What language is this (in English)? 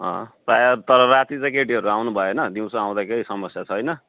Nepali